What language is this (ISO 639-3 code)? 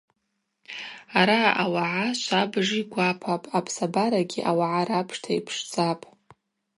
abq